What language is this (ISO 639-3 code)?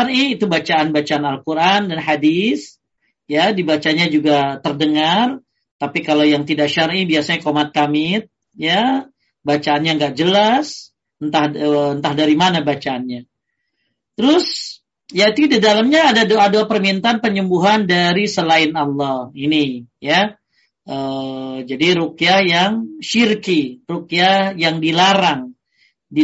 ind